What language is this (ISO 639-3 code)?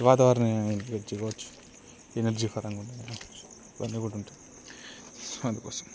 tel